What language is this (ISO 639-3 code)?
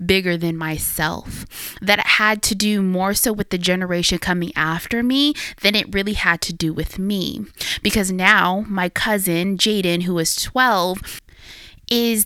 eng